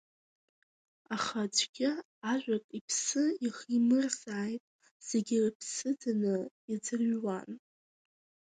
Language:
Abkhazian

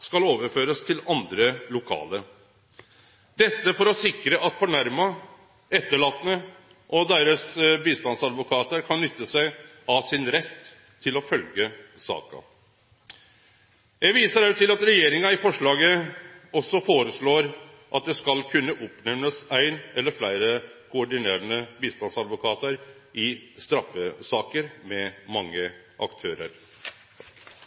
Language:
Norwegian Nynorsk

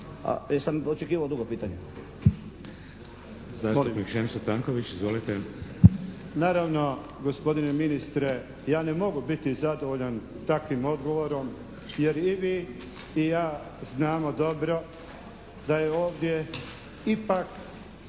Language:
Croatian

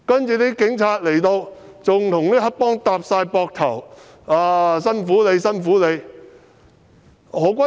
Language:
Cantonese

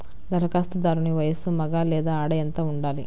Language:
Telugu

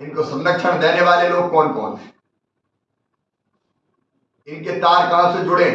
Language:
Hindi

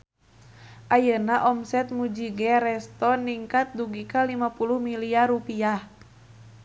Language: Sundanese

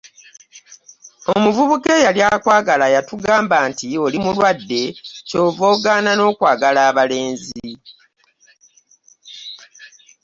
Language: Ganda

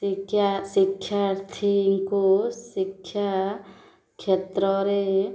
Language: Odia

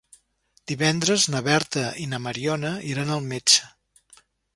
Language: Catalan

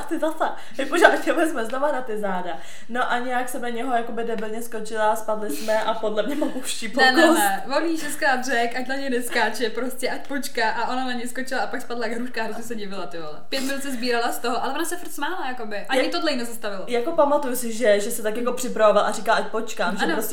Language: Czech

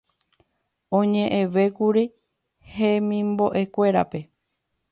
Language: Guarani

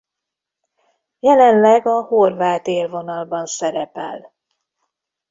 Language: Hungarian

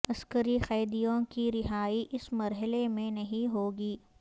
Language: Urdu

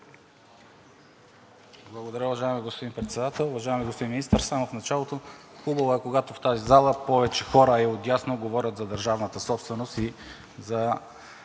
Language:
Bulgarian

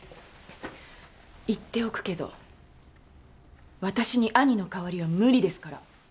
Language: Japanese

